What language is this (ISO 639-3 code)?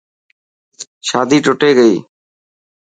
mki